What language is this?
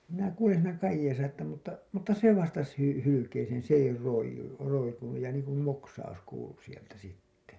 Finnish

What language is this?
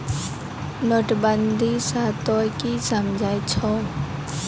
Maithili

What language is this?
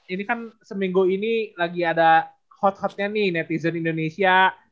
Indonesian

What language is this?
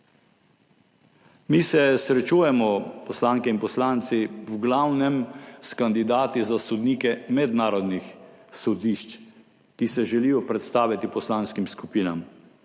Slovenian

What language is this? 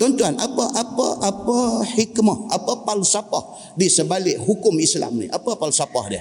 Malay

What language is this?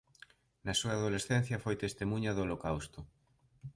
Galician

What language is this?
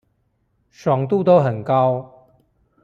Chinese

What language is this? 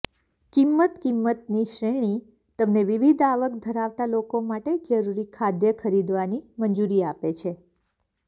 Gujarati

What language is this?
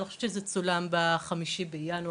Hebrew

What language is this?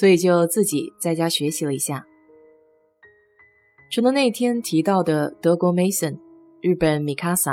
Chinese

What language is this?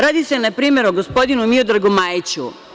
Serbian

